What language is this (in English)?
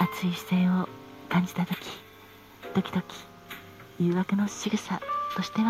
Japanese